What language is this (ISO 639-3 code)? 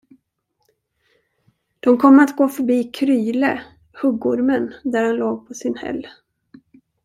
swe